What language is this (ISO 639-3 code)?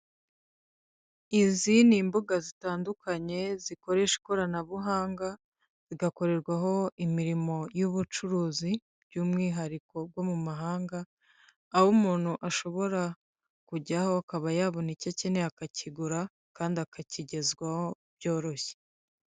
kin